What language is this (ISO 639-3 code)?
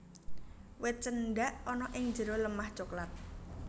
jav